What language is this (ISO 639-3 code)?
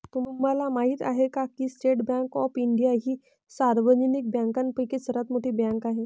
mar